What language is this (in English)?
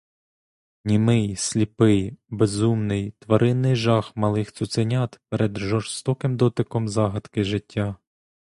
Ukrainian